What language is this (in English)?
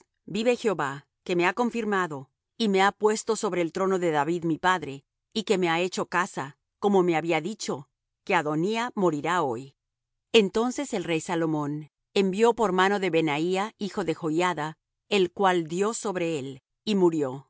Spanish